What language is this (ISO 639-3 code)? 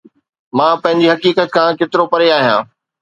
snd